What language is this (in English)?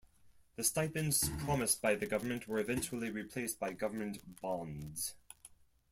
English